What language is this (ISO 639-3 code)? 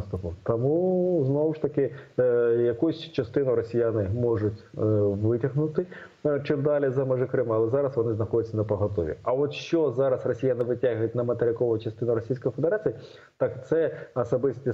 ukr